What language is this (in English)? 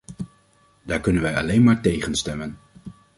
Dutch